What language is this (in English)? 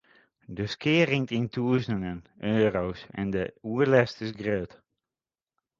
Western Frisian